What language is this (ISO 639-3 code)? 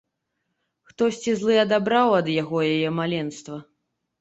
bel